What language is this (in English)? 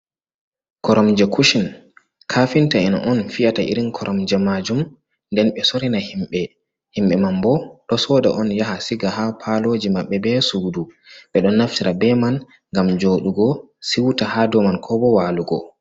Fula